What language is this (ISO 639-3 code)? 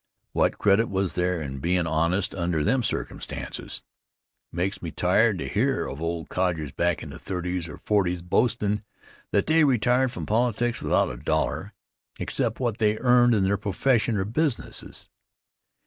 eng